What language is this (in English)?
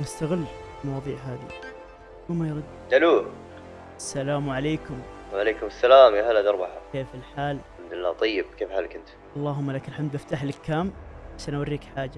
Arabic